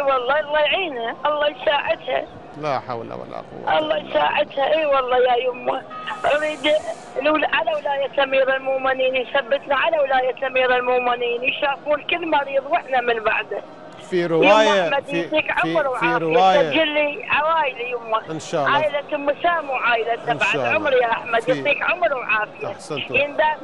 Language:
Arabic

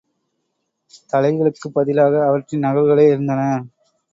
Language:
Tamil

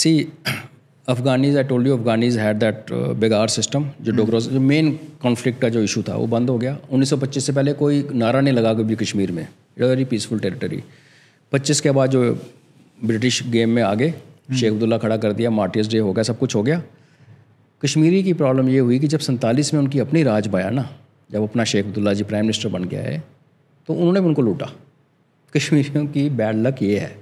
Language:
Hindi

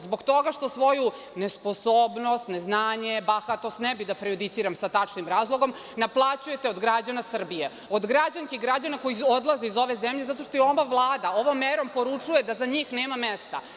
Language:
Serbian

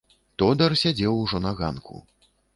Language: Belarusian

